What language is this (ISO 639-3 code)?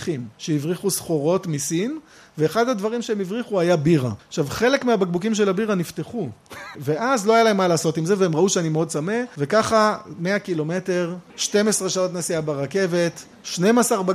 heb